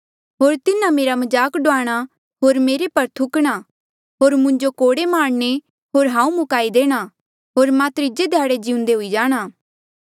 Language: Mandeali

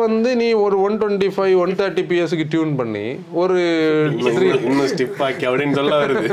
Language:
Tamil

